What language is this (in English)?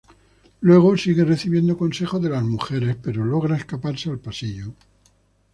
Spanish